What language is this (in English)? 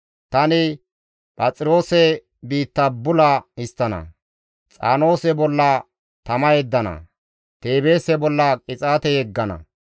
Gamo